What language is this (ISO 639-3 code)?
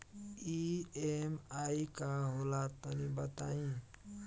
bho